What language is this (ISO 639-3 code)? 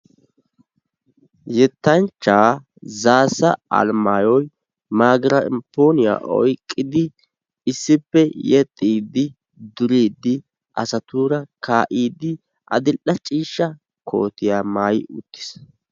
wal